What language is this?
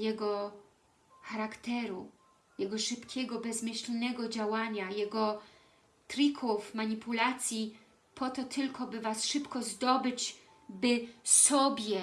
Polish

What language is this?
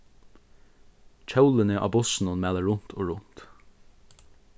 Faroese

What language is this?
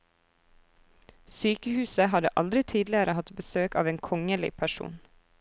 Norwegian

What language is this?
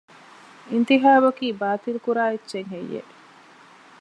Divehi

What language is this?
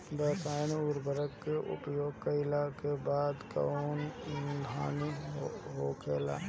Bhojpuri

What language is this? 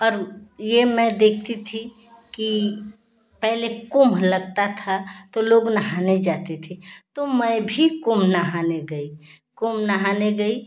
Hindi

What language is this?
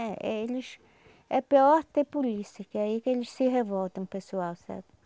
Portuguese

